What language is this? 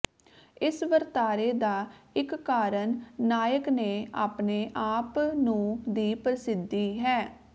Punjabi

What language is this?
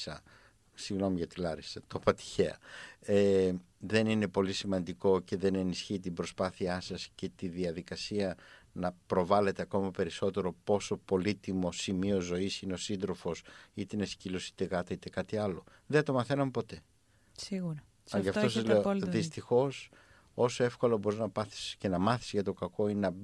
Greek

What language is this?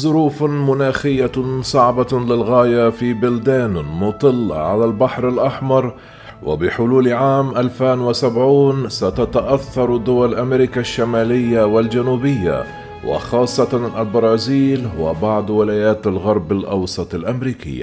Arabic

